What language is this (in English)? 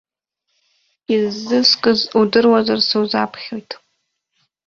Abkhazian